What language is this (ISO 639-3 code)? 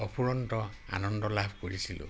asm